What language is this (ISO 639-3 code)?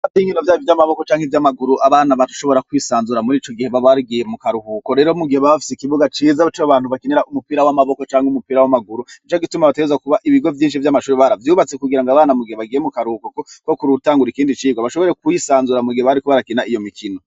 run